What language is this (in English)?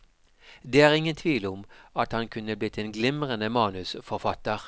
Norwegian